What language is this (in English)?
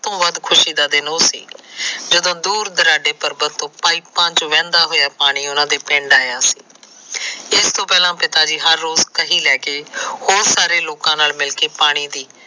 Punjabi